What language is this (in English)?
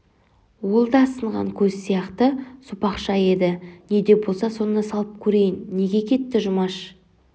Kazakh